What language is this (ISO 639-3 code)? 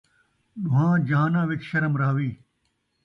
skr